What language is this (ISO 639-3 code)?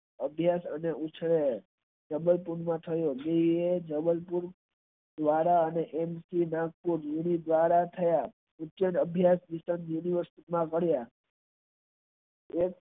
guj